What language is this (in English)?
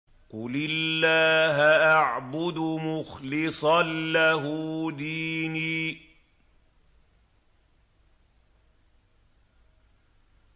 Arabic